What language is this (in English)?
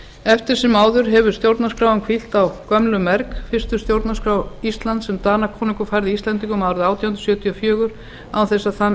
Icelandic